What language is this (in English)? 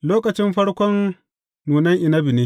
Hausa